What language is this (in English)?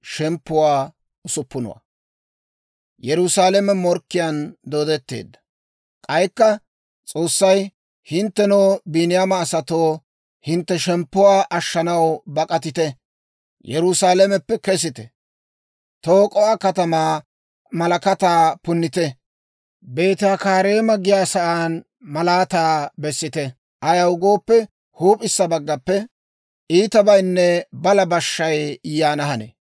Dawro